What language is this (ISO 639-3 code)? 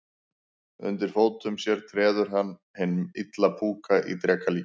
isl